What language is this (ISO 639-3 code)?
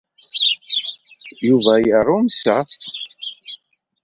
kab